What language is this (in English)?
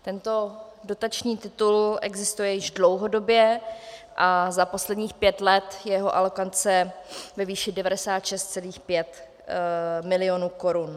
Czech